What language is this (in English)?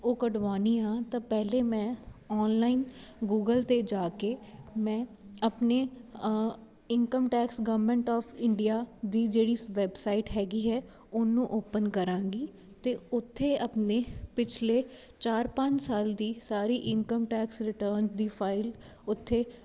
Punjabi